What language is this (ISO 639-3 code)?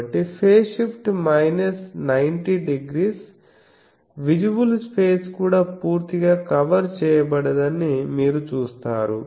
tel